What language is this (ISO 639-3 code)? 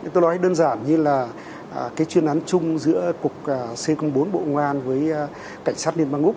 vie